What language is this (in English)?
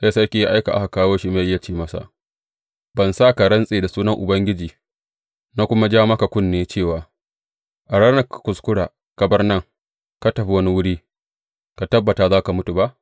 Hausa